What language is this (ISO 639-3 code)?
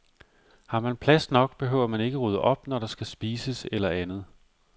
dan